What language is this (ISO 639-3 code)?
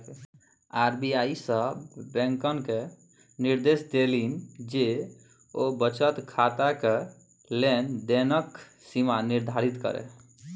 mai